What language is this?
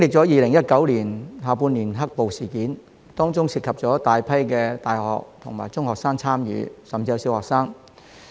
Cantonese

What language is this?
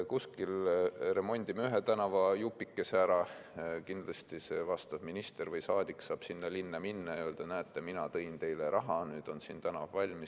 Estonian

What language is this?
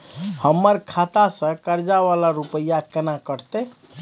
Maithili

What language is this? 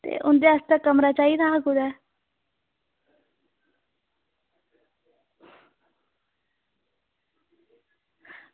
Dogri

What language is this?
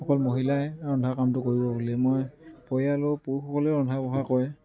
Assamese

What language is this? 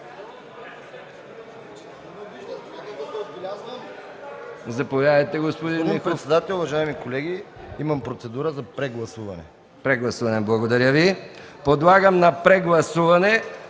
Bulgarian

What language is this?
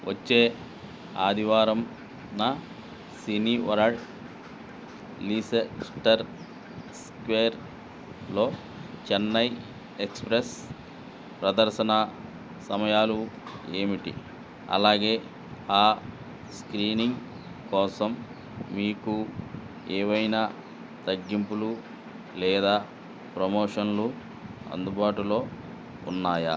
Telugu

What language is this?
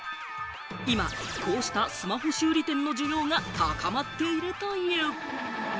Japanese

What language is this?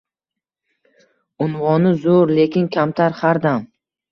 Uzbek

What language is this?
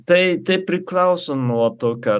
Lithuanian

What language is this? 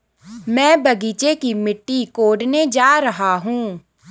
Hindi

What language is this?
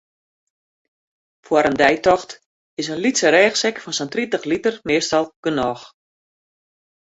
Western Frisian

